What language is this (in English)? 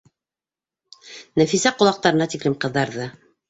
Bashkir